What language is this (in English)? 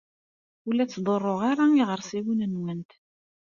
Kabyle